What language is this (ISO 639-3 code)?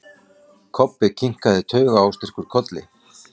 isl